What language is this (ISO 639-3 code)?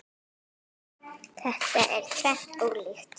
isl